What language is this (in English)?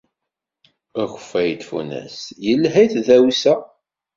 Kabyle